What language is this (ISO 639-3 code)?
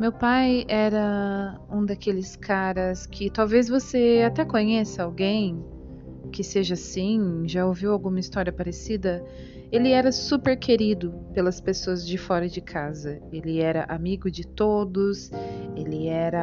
por